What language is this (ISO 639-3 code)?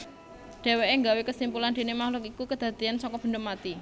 jav